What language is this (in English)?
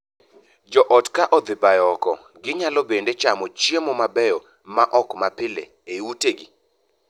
Luo (Kenya and Tanzania)